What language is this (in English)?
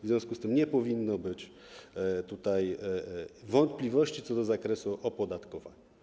Polish